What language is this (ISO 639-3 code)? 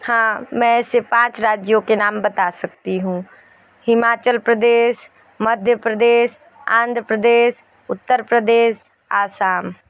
hin